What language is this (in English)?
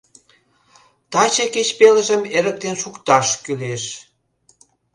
Mari